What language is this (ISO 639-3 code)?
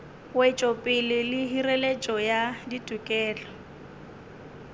nso